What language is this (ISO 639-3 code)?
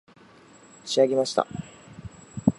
jpn